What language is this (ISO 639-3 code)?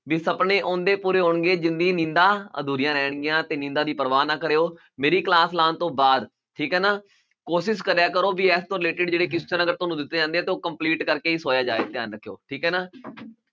pan